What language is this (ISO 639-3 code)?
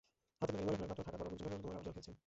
ben